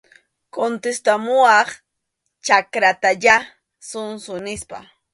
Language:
Arequipa-La Unión Quechua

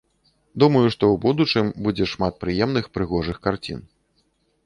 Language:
Belarusian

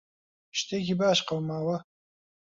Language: Central Kurdish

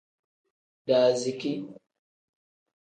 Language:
Tem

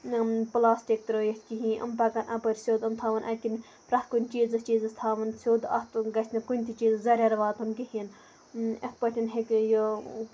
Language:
Kashmiri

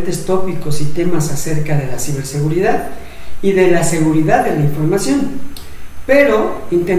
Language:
Spanish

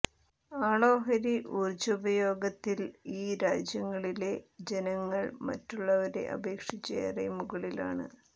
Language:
Malayalam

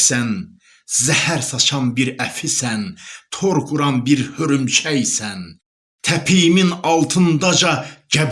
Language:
Turkish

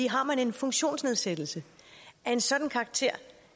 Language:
Danish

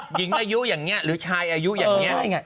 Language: Thai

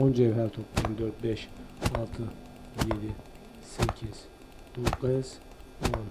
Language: Turkish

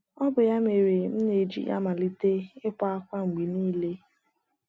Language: Igbo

